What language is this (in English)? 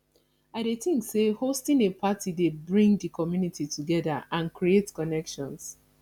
Nigerian Pidgin